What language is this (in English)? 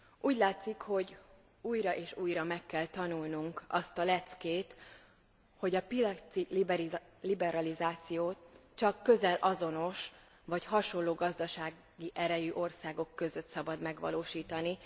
Hungarian